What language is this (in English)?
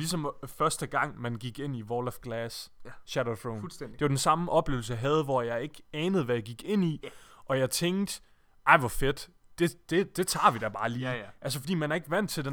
Danish